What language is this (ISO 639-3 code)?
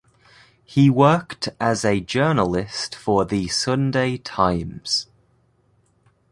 eng